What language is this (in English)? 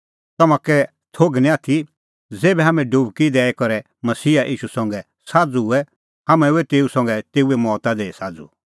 Kullu Pahari